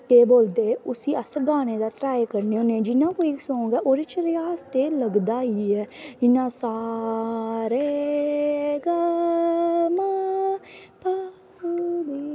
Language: Dogri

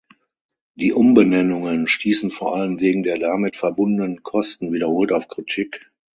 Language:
German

